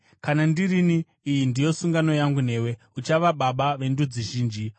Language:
Shona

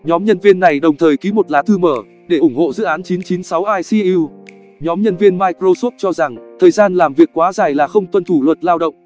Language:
Vietnamese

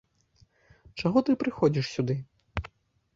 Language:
Belarusian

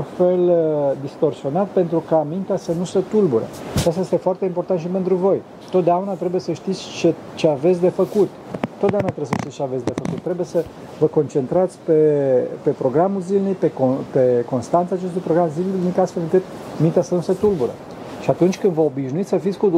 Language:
Romanian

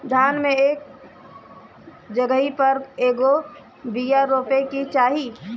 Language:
Bhojpuri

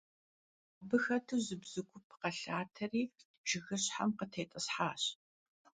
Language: Kabardian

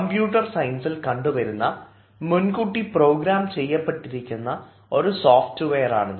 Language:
Malayalam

